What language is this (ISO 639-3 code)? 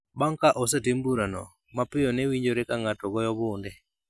luo